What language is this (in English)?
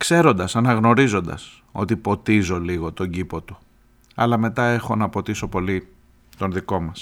Greek